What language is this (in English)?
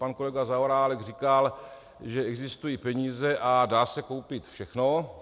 Czech